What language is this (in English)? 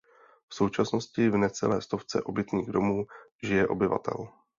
Czech